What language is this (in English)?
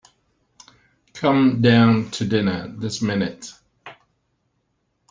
English